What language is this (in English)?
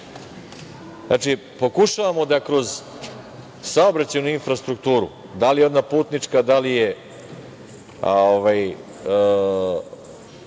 Serbian